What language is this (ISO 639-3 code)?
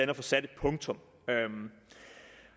dan